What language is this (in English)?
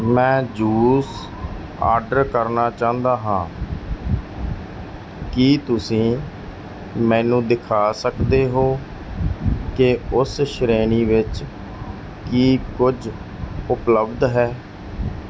Punjabi